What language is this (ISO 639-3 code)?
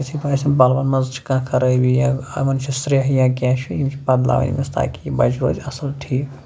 kas